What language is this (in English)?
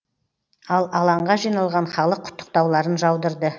Kazakh